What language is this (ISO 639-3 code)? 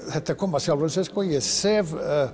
isl